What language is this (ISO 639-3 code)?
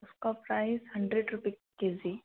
hin